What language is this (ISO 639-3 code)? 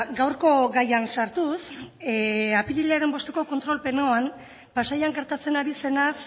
eus